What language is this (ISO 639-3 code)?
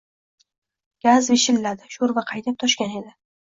uzb